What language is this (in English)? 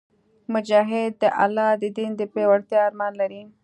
Pashto